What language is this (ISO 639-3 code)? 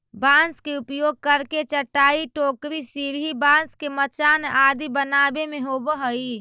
mag